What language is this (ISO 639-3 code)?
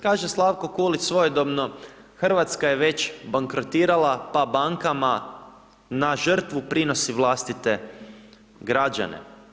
hrv